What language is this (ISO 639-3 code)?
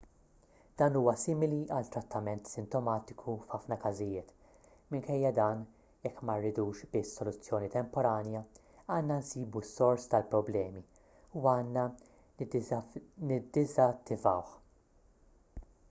mlt